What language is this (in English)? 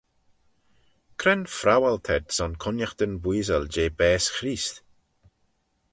Manx